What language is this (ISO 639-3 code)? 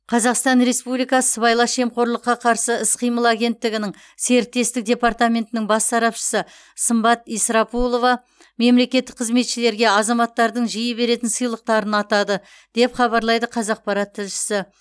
kaz